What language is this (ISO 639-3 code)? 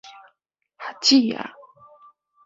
nan